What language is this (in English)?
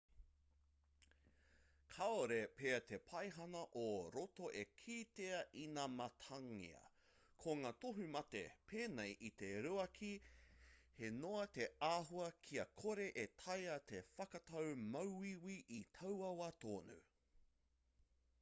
Māori